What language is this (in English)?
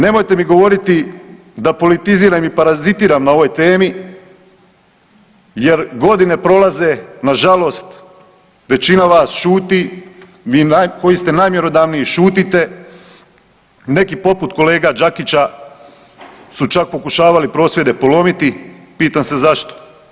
Croatian